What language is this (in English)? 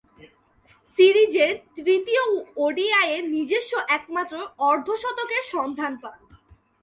Bangla